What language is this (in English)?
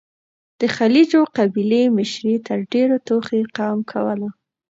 Pashto